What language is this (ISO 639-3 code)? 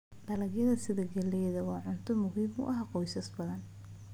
som